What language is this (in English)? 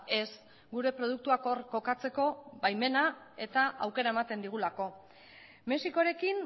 Basque